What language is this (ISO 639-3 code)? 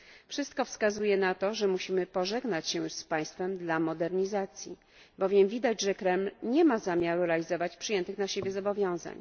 pol